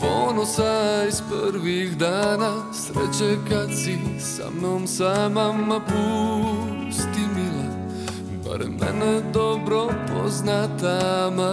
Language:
Croatian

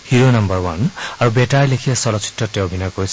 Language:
Assamese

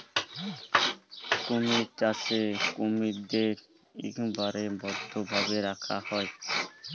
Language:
Bangla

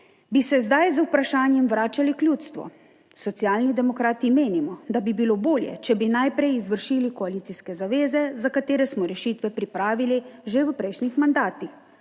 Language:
Slovenian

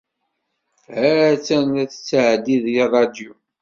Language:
Kabyle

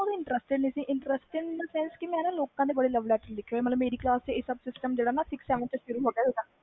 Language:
Punjabi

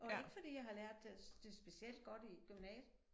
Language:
Danish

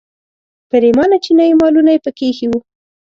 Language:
Pashto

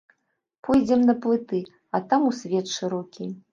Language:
Belarusian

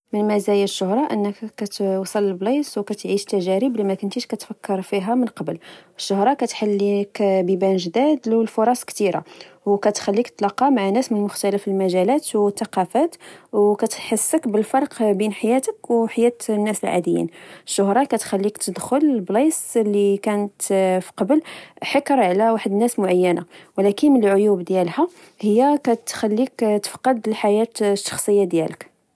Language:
Moroccan Arabic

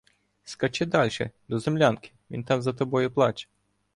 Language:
Ukrainian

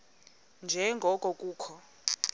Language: Xhosa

